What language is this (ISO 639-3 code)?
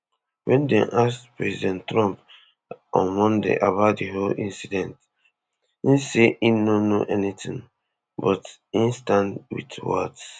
pcm